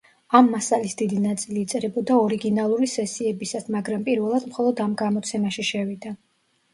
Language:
Georgian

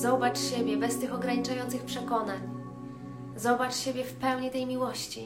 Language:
Polish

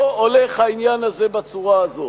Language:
Hebrew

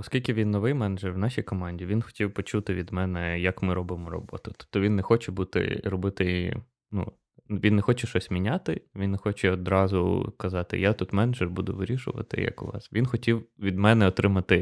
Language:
Ukrainian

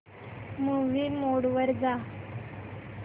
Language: Marathi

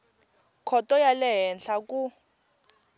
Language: Tsonga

